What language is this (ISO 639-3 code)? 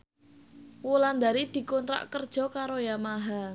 jav